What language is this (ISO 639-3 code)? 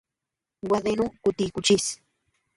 cux